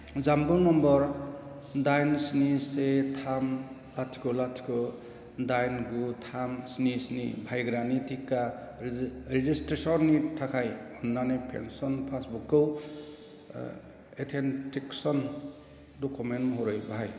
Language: Bodo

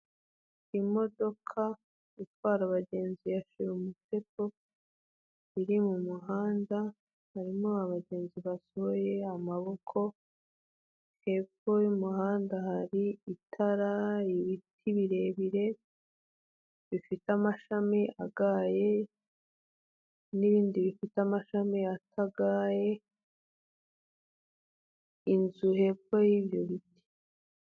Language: Kinyarwanda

